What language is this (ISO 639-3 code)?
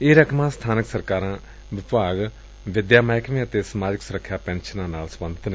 pan